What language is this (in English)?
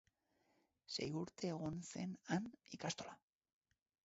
Basque